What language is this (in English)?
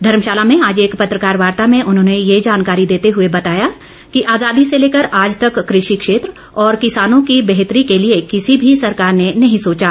Hindi